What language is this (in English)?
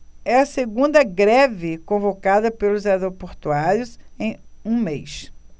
Portuguese